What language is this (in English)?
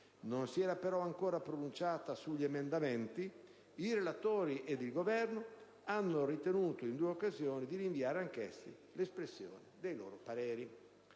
Italian